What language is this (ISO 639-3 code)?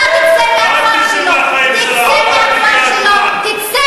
heb